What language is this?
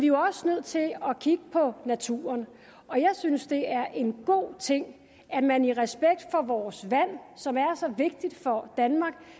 Danish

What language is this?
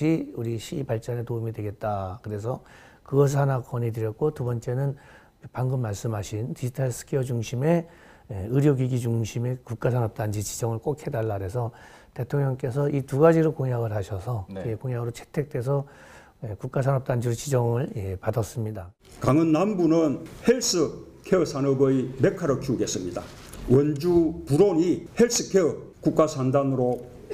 Korean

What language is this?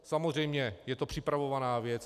Czech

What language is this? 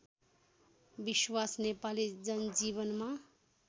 Nepali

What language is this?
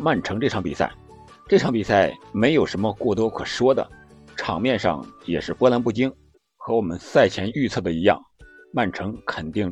Chinese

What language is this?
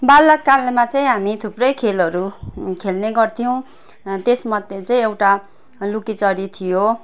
Nepali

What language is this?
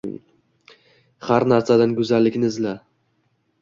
Uzbek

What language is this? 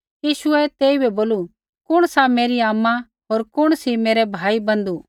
Kullu Pahari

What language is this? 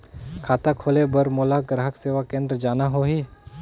Chhattisgarhi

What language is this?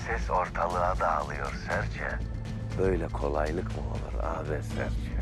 Turkish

